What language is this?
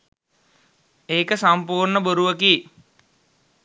Sinhala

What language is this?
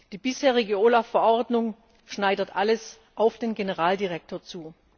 German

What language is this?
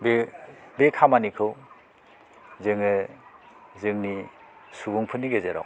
Bodo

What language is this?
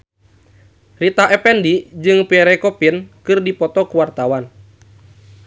Sundanese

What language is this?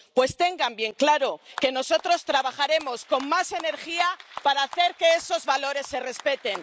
Spanish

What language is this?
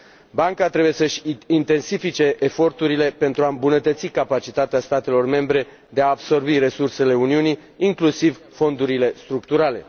Romanian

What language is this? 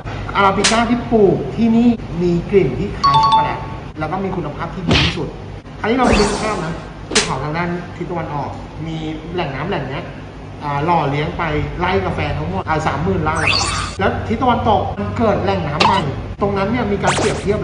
Thai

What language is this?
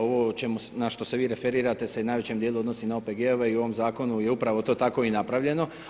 Croatian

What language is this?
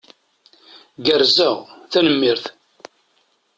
Kabyle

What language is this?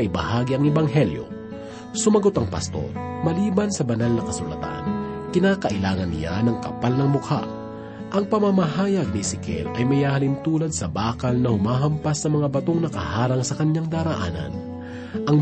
Filipino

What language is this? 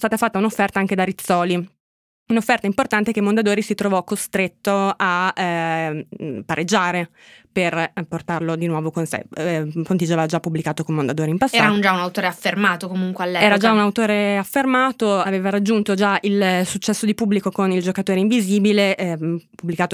Italian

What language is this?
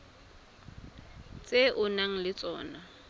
Tswana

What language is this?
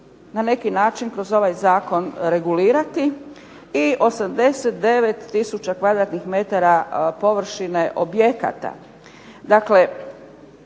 Croatian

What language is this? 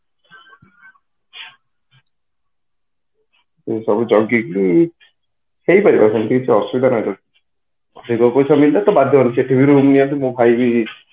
Odia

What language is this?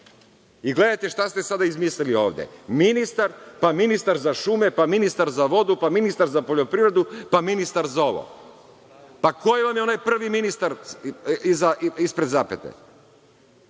Serbian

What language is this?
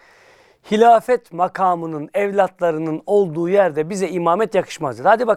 Turkish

